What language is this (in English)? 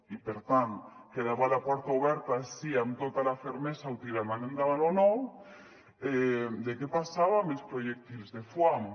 Catalan